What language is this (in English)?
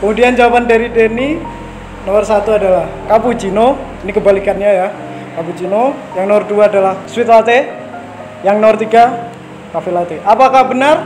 Indonesian